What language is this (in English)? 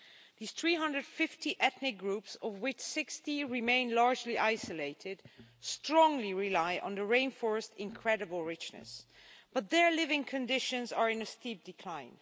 English